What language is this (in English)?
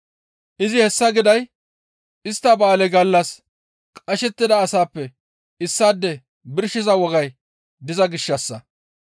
Gamo